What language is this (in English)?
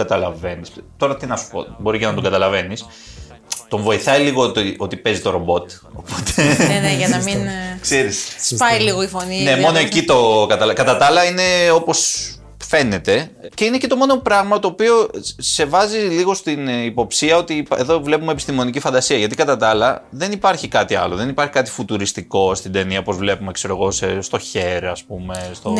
Greek